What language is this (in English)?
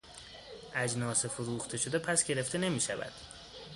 Persian